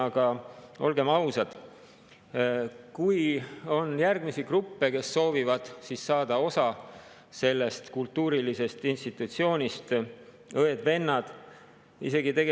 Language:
Estonian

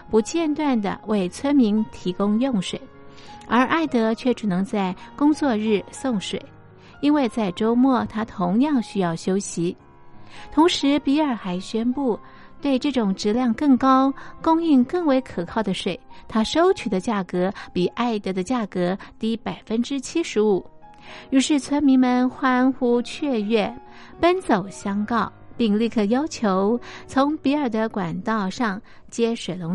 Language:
Chinese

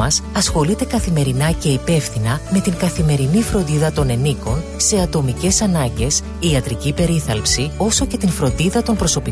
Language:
Greek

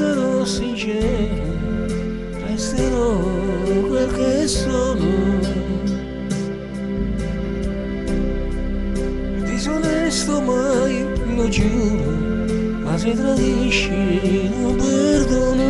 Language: Romanian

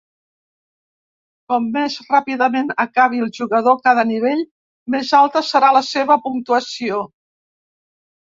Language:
Catalan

